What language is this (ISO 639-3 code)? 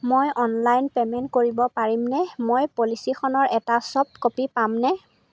asm